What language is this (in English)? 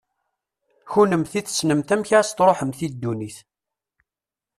Kabyle